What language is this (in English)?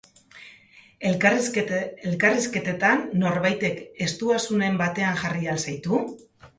Basque